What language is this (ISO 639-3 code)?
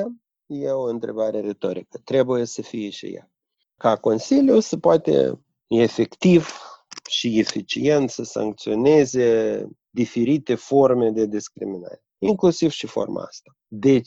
ron